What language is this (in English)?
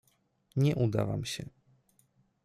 Polish